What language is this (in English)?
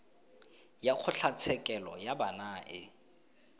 Tswana